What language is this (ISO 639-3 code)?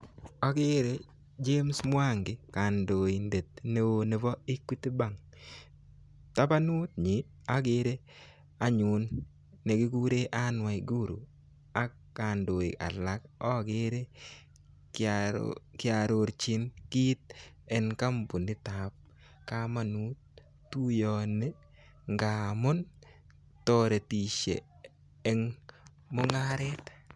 kln